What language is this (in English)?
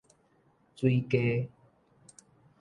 Min Nan Chinese